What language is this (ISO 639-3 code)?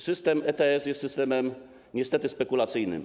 pol